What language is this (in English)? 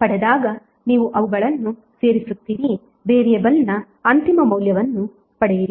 Kannada